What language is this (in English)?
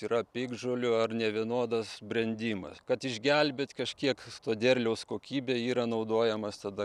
Lithuanian